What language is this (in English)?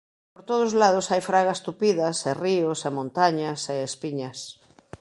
Galician